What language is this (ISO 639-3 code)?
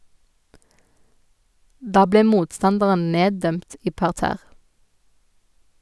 nor